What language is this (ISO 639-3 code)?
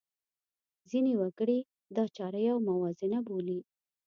pus